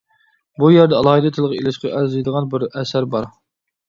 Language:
Uyghur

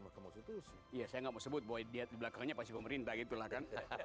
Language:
Indonesian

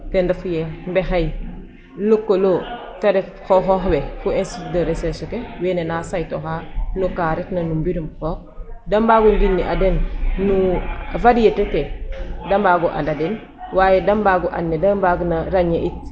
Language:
Serer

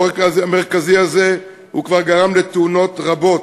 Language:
Hebrew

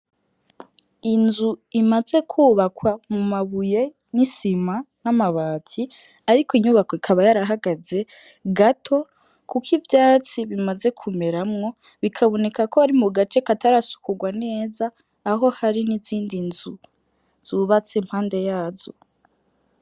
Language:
Rundi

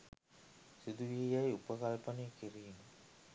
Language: Sinhala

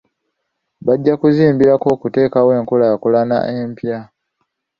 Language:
Ganda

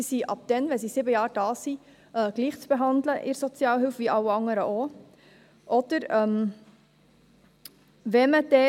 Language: Swiss German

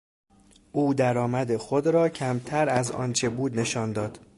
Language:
Persian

